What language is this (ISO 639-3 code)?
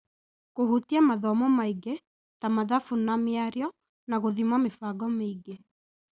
kik